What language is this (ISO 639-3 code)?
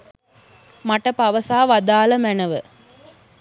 sin